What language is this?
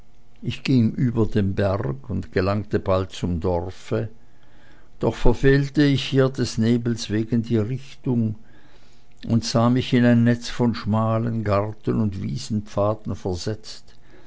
German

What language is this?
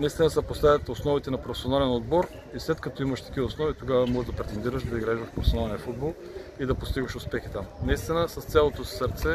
Bulgarian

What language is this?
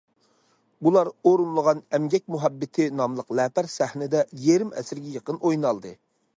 Uyghur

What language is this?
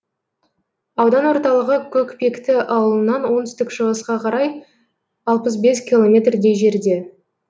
Kazakh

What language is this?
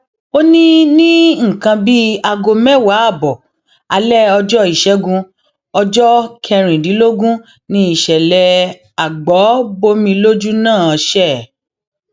Yoruba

